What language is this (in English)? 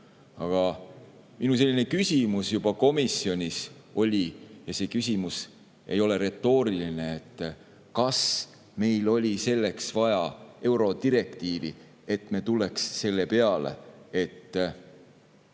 Estonian